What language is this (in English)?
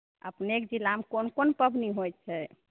Maithili